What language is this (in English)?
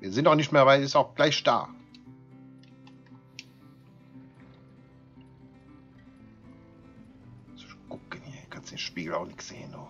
German